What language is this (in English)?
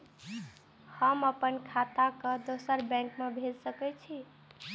Maithili